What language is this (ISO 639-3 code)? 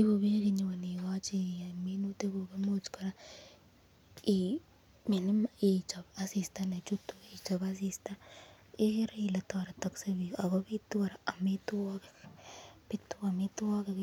kln